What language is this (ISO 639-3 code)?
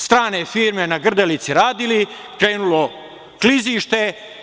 srp